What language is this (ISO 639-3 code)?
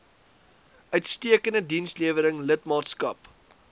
afr